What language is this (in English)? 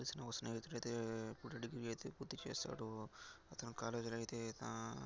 Telugu